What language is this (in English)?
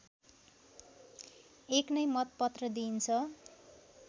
Nepali